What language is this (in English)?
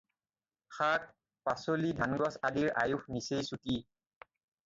Assamese